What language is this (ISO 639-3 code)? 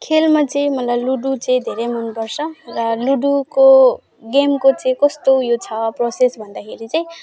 nep